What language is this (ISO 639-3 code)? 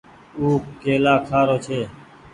gig